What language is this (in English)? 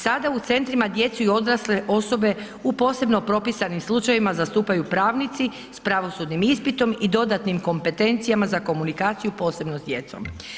Croatian